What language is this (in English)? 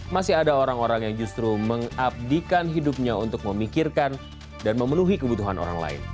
Indonesian